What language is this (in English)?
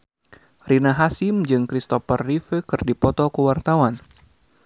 Sundanese